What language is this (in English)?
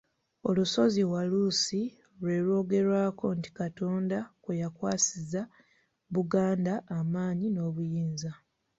Ganda